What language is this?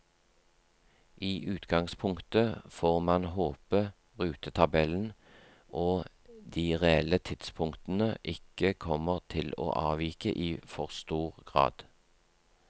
Norwegian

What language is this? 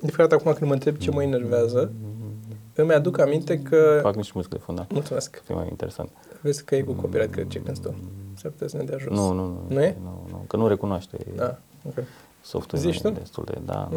Romanian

